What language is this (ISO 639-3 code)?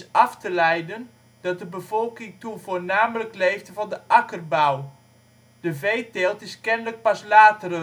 nld